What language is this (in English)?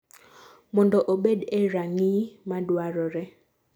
Luo (Kenya and Tanzania)